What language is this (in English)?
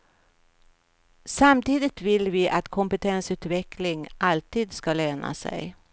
Swedish